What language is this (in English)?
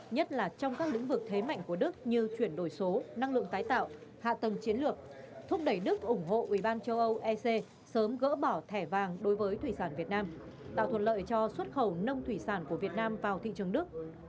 Vietnamese